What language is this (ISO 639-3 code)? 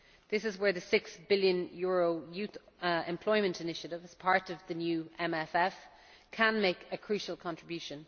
eng